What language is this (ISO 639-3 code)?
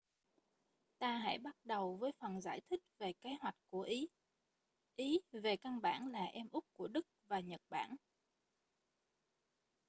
vie